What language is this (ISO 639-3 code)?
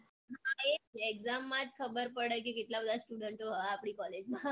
guj